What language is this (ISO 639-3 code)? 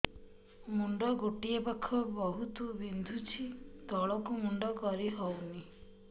ori